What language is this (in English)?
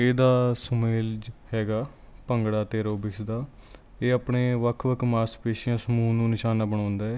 Punjabi